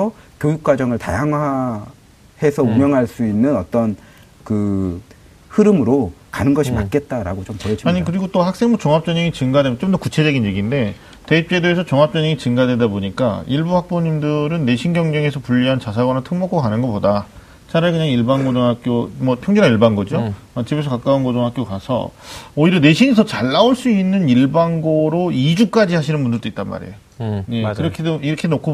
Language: Korean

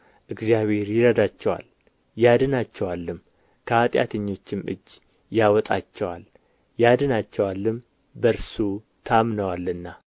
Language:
Amharic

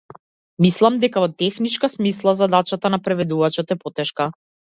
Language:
Macedonian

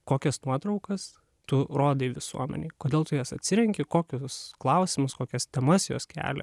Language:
Lithuanian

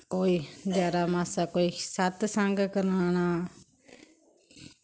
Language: Dogri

